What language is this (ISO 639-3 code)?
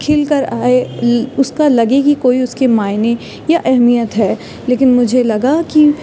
urd